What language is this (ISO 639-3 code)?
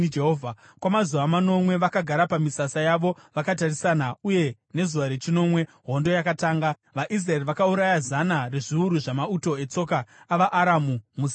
sna